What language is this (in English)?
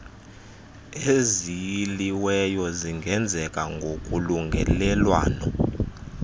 Xhosa